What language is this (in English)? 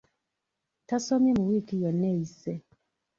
Ganda